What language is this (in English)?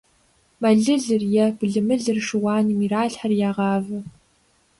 Kabardian